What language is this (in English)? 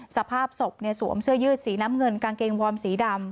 Thai